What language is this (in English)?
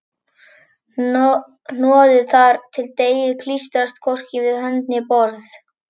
Icelandic